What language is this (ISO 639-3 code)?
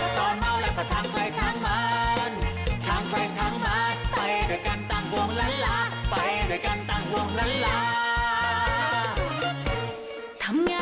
tha